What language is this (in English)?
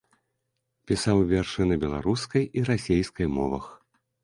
Belarusian